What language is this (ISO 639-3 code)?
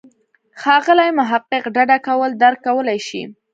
pus